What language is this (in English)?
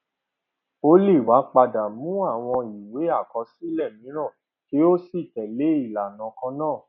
Yoruba